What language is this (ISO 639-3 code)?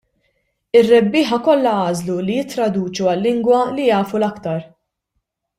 mlt